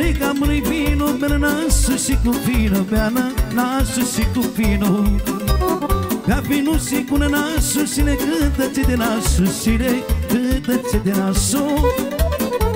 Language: Romanian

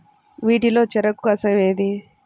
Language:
Telugu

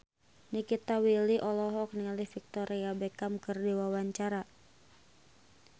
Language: Sundanese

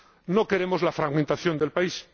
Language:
Spanish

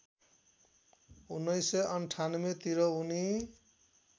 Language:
Nepali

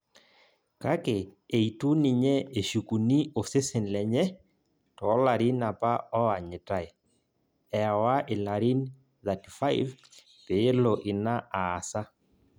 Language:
Masai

